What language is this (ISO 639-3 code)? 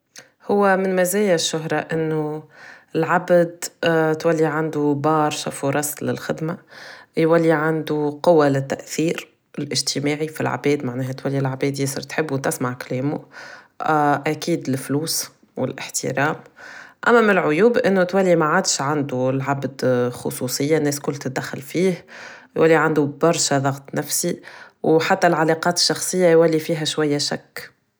aeb